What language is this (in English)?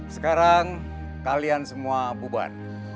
Indonesian